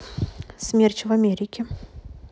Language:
Russian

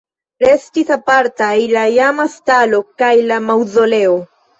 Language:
Esperanto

